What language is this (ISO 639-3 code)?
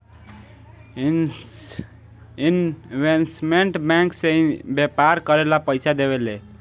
bho